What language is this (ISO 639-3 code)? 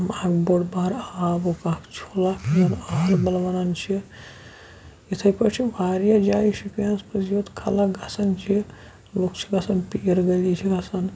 kas